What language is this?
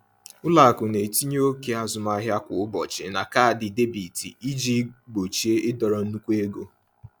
Igbo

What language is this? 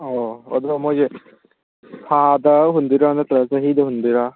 Manipuri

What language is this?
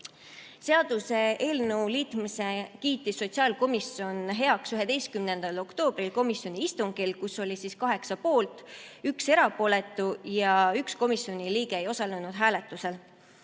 Estonian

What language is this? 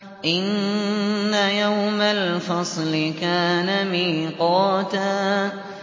Arabic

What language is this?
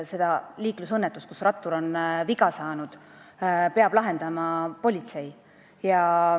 Estonian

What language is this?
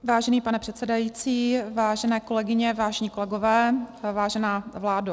Czech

